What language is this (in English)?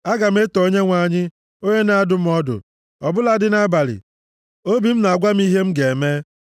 Igbo